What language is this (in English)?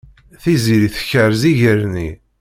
Kabyle